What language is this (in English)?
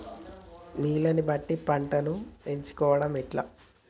Telugu